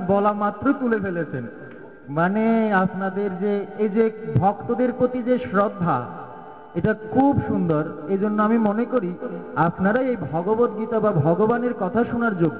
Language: Bangla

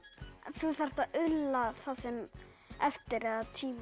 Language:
Icelandic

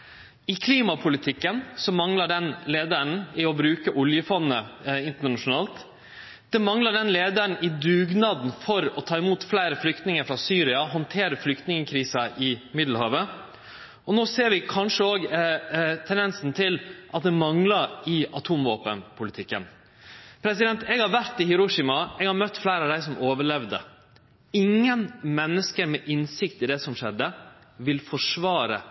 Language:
Norwegian Nynorsk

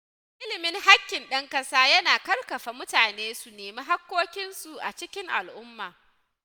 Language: Hausa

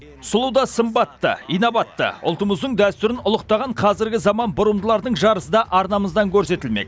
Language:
Kazakh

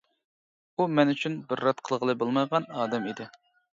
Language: Uyghur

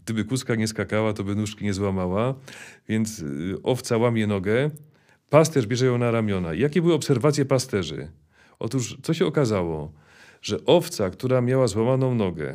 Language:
Polish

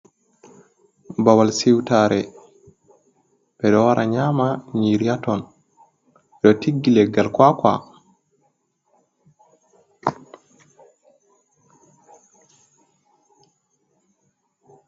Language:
Fula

